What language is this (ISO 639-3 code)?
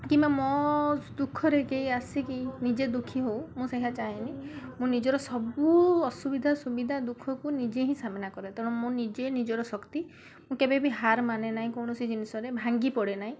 ori